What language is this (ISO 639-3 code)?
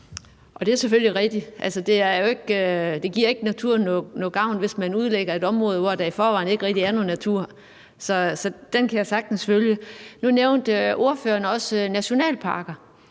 dan